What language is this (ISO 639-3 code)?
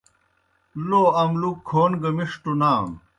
plk